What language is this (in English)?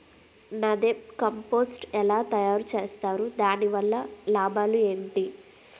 Telugu